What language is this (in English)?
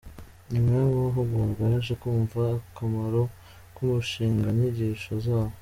Kinyarwanda